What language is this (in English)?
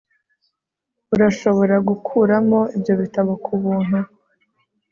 Kinyarwanda